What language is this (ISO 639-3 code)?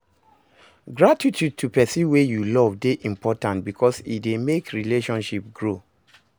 pcm